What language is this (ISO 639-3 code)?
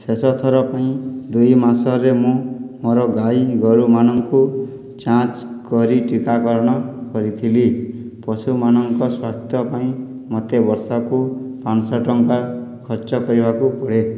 ori